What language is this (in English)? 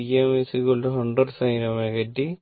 Malayalam